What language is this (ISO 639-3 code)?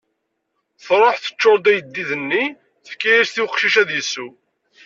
kab